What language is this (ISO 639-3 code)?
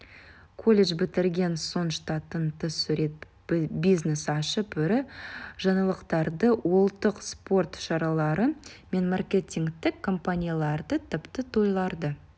kaz